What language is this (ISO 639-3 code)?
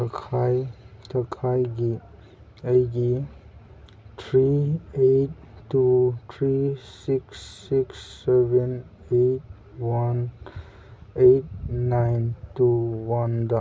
mni